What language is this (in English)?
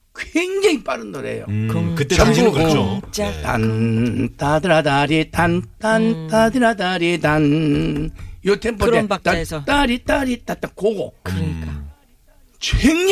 Korean